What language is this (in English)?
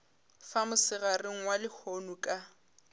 Northern Sotho